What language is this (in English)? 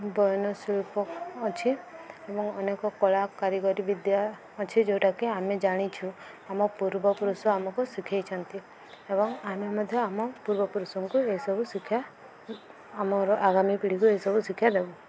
Odia